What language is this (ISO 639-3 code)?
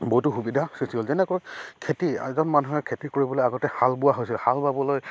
asm